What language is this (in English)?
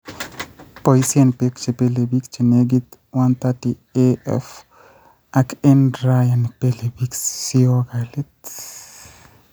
Kalenjin